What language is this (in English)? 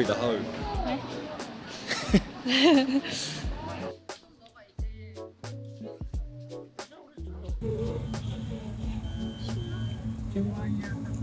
Korean